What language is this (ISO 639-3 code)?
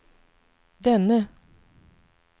swe